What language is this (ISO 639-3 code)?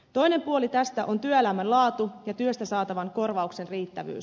fin